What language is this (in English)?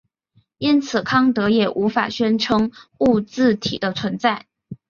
Chinese